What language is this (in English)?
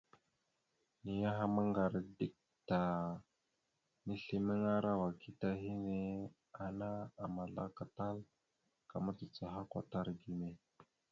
Mada (Cameroon)